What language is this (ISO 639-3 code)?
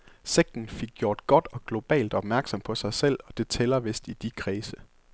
dan